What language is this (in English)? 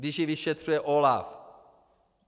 Czech